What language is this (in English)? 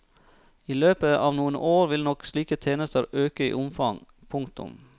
Norwegian